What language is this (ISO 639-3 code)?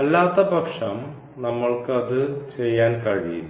mal